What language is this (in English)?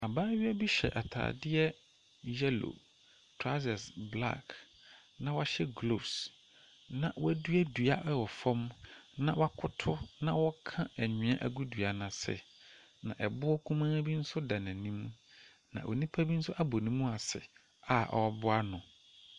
Akan